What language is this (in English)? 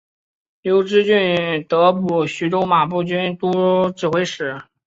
Chinese